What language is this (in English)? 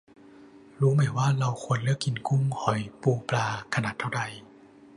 Thai